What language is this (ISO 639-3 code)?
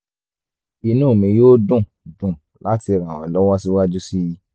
yor